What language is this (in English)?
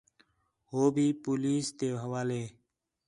Khetrani